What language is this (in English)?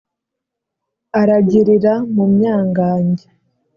Kinyarwanda